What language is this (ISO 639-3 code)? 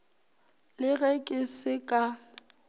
nso